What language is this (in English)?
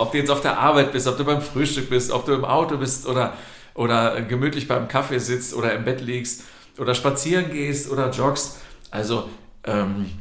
German